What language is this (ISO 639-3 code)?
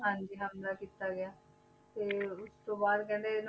pan